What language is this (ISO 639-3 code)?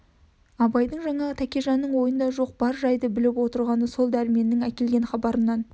kaz